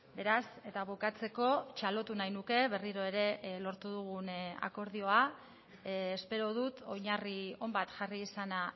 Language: Basque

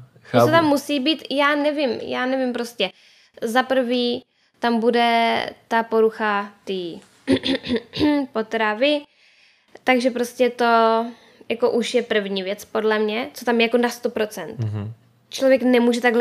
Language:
Czech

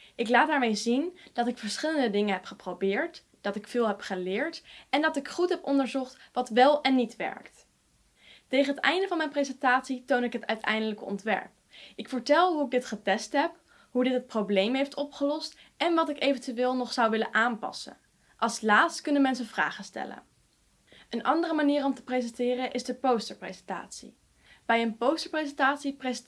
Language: Dutch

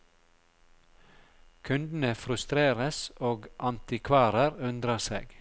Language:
Norwegian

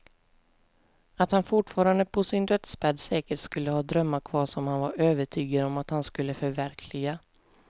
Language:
Swedish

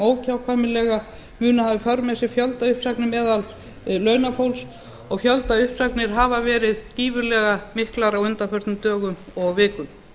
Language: Icelandic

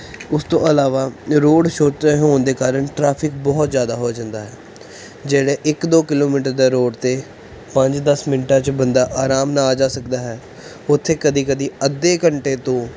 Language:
Punjabi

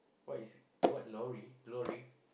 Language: English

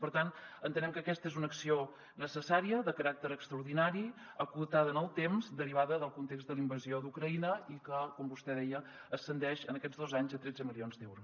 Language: Catalan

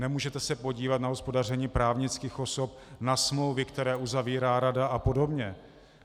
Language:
Czech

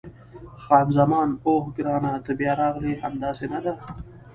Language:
Pashto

